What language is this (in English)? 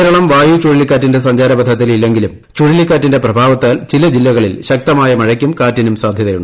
Malayalam